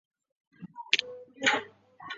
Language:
Chinese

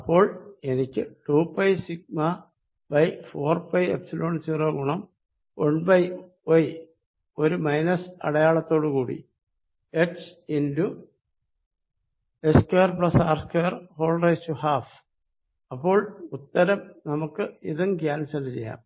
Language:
Malayalam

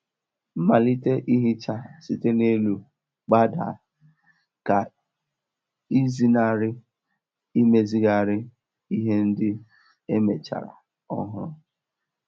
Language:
Igbo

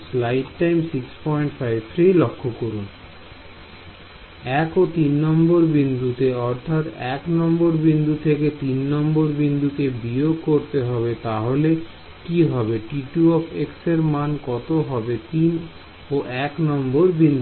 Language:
Bangla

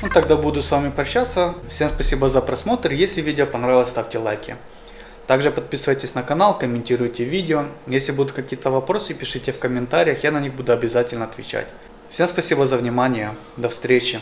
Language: Russian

